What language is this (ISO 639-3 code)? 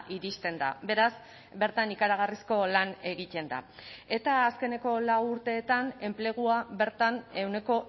eus